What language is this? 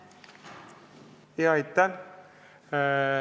Estonian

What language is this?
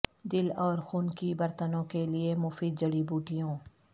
Urdu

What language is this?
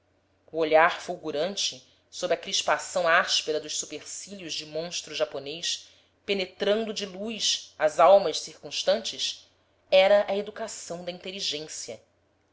Portuguese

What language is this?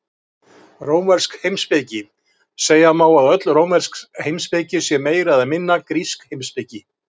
Icelandic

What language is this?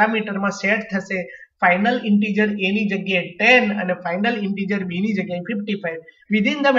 Hindi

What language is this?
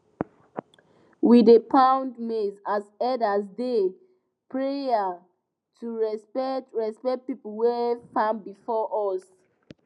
Nigerian Pidgin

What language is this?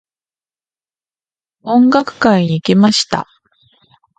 Japanese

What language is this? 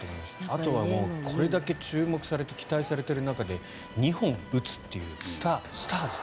Japanese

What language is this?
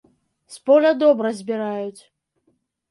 Belarusian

